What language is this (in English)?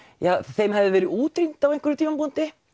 Icelandic